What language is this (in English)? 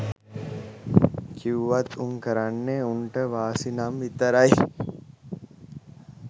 Sinhala